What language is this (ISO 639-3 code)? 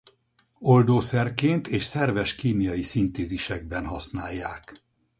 hun